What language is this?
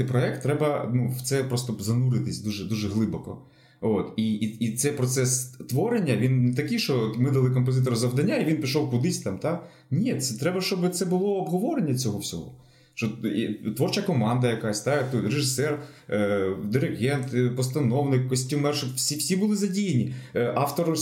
Ukrainian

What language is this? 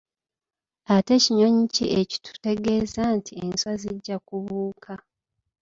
Ganda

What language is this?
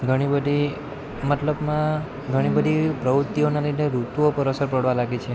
Gujarati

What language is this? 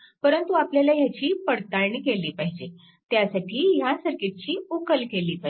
Marathi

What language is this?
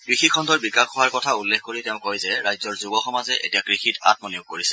Assamese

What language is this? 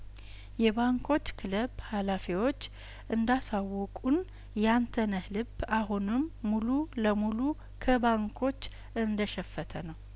Amharic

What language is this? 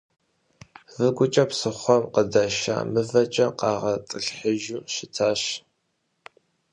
Kabardian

